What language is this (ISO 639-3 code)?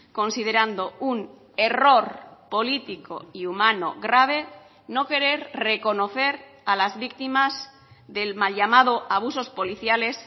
spa